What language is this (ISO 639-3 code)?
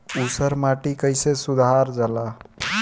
bho